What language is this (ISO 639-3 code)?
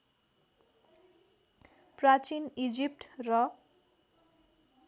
nep